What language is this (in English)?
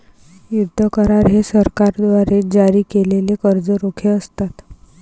Marathi